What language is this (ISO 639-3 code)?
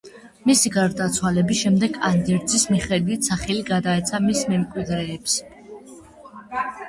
kat